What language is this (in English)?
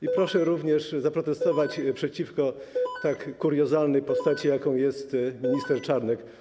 Polish